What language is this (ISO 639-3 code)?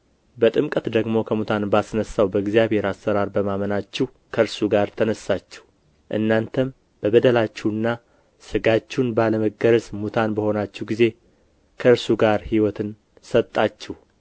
amh